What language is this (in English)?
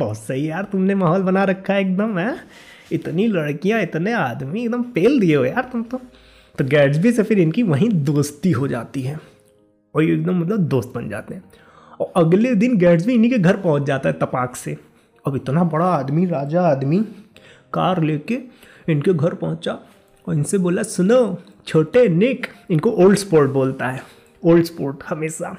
Hindi